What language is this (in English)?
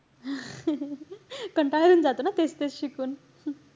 Marathi